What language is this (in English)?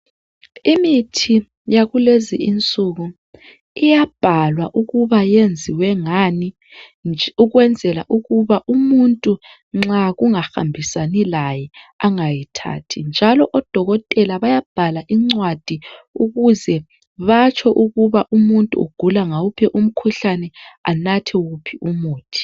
North Ndebele